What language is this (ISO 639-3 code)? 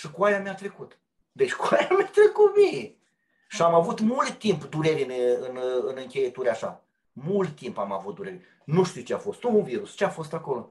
ron